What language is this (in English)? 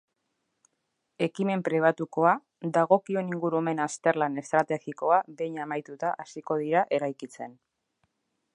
Basque